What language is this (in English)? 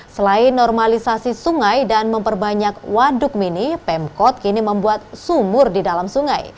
Indonesian